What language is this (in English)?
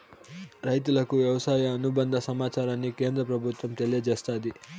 Telugu